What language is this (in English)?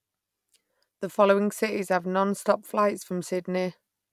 English